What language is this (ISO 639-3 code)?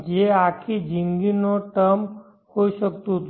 guj